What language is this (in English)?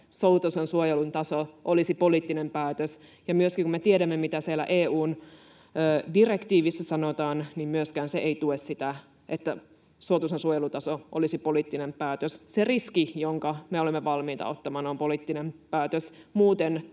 Finnish